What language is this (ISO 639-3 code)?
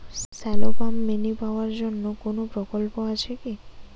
ben